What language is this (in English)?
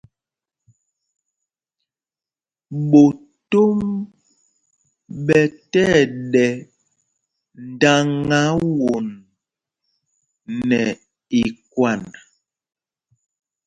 Mpumpong